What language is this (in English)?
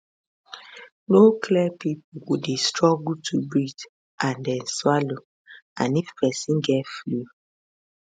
Nigerian Pidgin